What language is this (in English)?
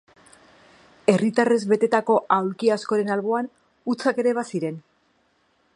Basque